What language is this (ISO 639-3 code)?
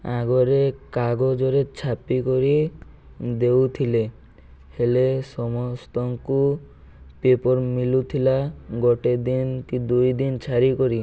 ori